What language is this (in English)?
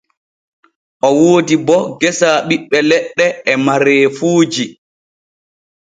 Borgu Fulfulde